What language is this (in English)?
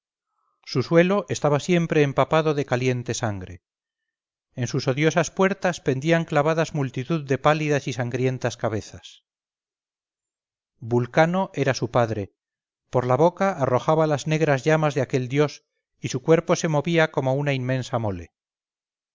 Spanish